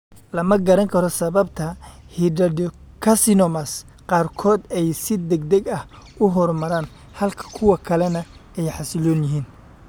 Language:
Somali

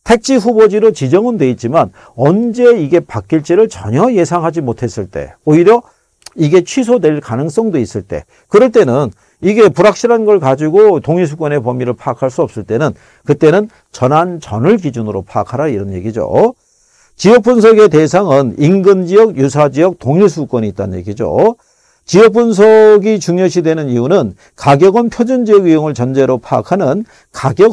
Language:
Korean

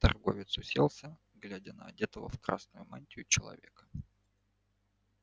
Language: Russian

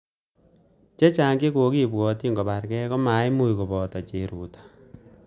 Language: Kalenjin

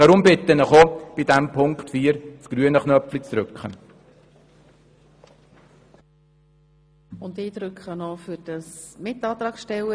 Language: Swiss German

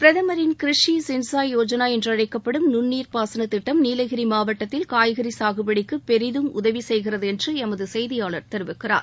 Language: Tamil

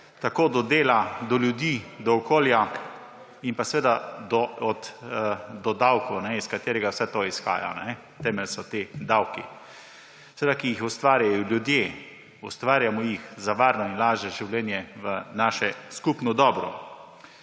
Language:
Slovenian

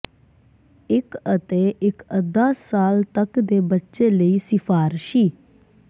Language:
Punjabi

